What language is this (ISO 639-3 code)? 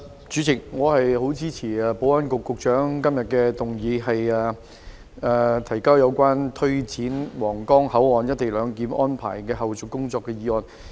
yue